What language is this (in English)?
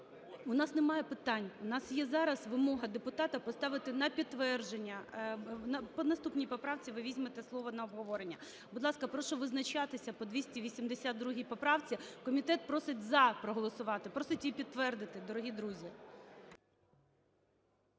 Ukrainian